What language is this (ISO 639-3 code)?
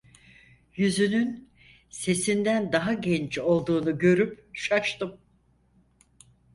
tur